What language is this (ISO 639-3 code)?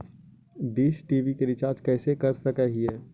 mag